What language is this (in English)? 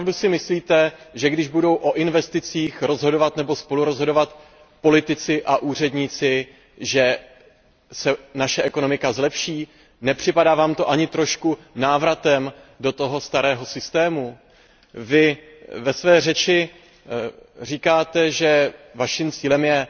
Czech